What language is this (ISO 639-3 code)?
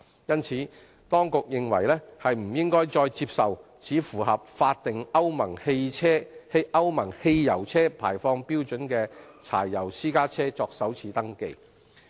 yue